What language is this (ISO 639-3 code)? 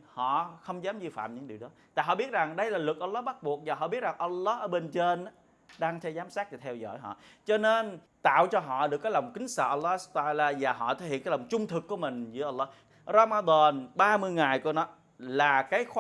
vie